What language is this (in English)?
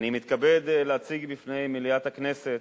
Hebrew